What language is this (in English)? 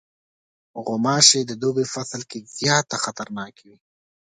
Pashto